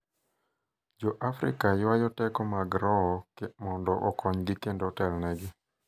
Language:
Luo (Kenya and Tanzania)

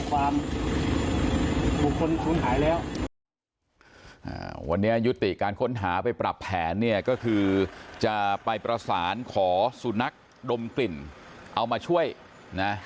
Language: Thai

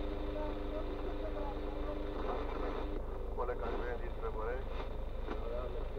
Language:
Romanian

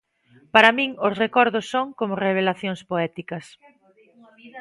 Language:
Galician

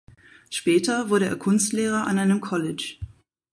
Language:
German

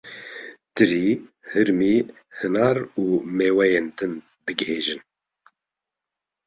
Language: Kurdish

